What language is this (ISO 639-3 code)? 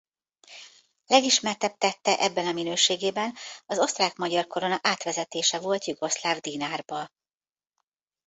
hun